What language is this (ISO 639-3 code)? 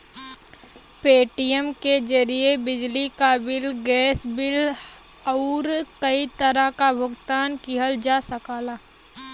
bho